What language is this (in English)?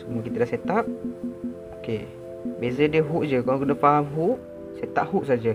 Malay